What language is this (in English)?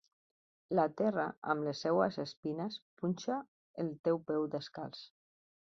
Catalan